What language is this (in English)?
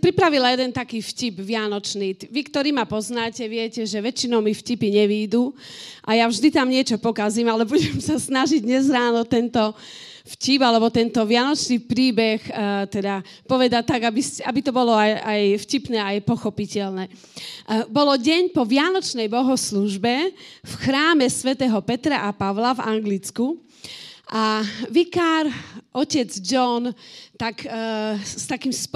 Slovak